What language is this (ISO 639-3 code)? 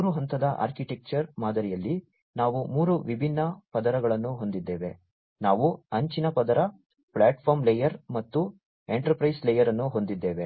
kan